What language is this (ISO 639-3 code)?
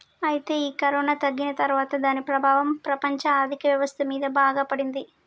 tel